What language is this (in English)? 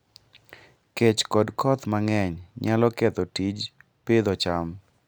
Luo (Kenya and Tanzania)